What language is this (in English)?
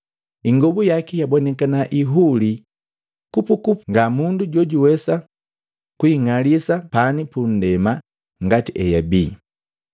Matengo